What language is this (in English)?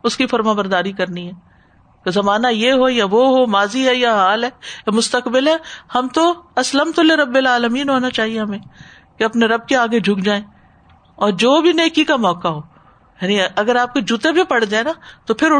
Urdu